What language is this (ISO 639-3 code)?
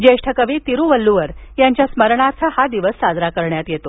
mar